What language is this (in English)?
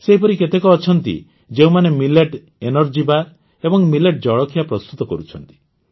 Odia